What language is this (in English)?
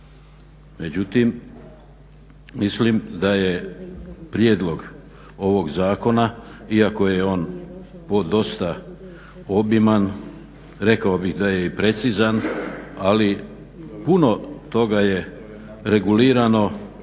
Croatian